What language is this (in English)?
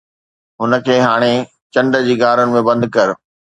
Sindhi